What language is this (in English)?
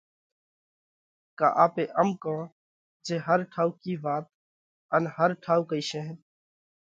Parkari Koli